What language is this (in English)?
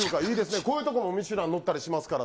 Japanese